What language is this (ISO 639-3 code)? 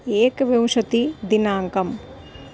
san